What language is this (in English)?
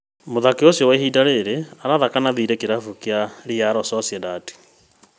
Kikuyu